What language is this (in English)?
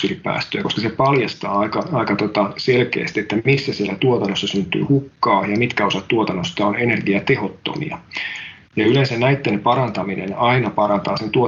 Finnish